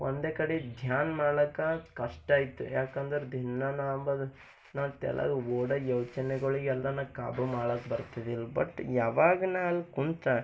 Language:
Kannada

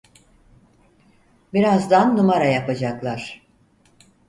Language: Turkish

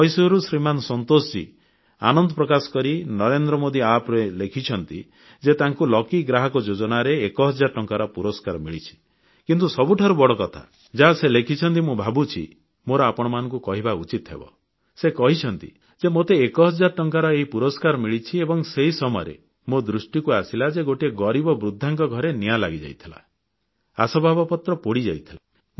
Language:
Odia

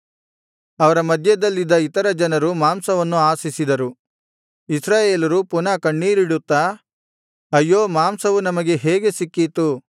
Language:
Kannada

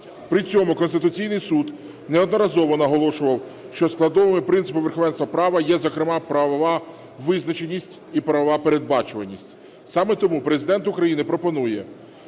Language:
Ukrainian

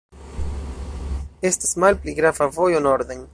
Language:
Esperanto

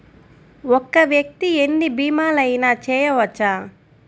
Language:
Telugu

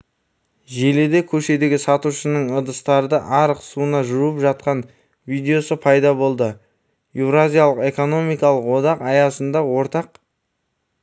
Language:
Kazakh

